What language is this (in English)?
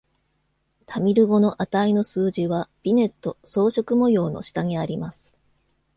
Japanese